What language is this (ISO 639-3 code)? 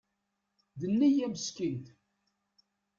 kab